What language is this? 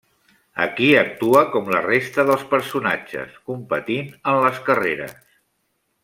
Catalan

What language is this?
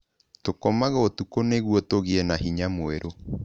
Kikuyu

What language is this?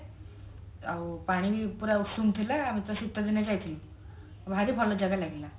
Odia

